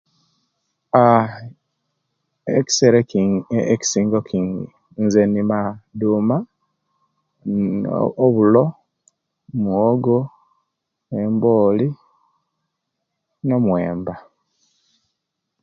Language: Kenyi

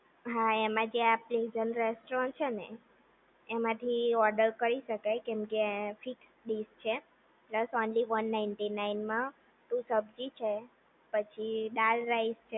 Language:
Gujarati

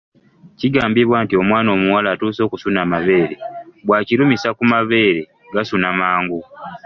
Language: Ganda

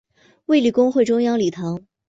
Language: Chinese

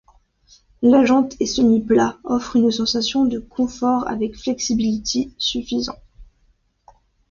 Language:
French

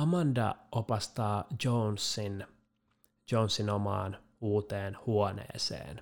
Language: Finnish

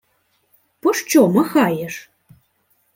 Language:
Ukrainian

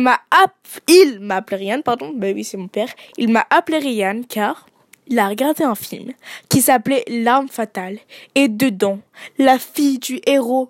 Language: French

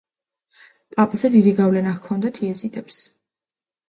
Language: Georgian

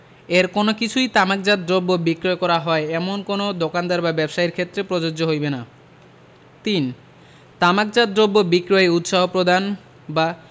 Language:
Bangla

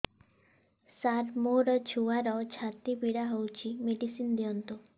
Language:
Odia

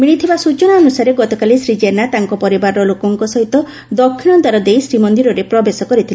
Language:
Odia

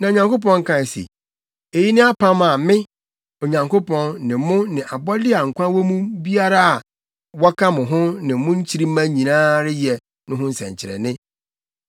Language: Akan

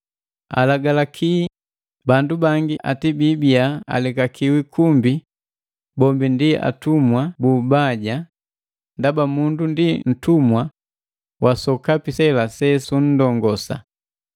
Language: Matengo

